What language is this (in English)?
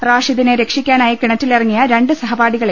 Malayalam